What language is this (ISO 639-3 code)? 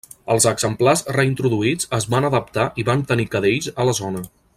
cat